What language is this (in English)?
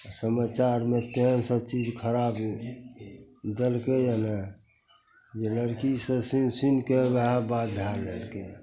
Maithili